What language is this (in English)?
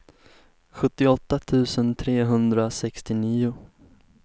Swedish